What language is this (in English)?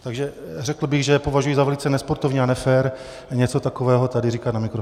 Czech